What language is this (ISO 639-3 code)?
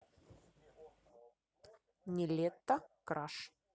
rus